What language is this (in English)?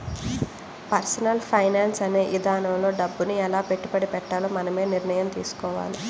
Telugu